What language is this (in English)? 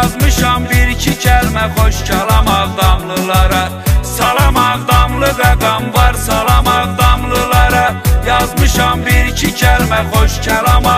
Turkish